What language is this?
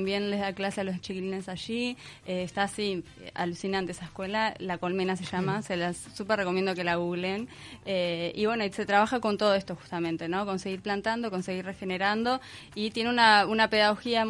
Spanish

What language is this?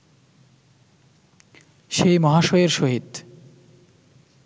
Bangla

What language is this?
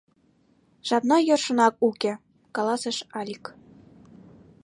Mari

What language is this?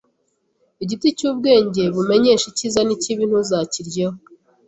Kinyarwanda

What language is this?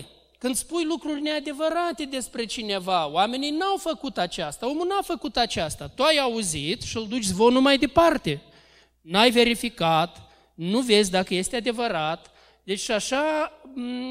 Romanian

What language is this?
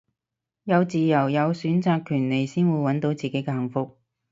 Cantonese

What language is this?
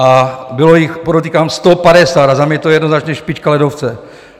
Czech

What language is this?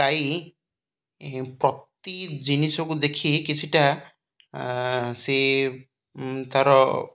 Odia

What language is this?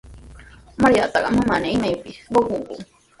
Sihuas Ancash Quechua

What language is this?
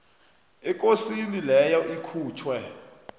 South Ndebele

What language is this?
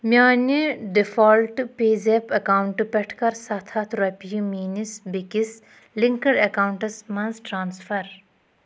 Kashmiri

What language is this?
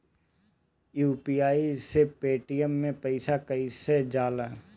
Bhojpuri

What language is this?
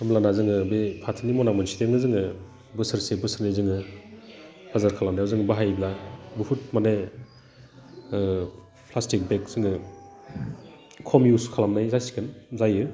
Bodo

